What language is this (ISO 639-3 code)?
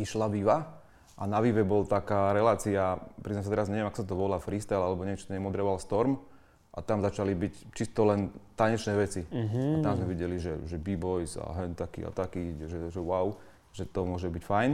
slk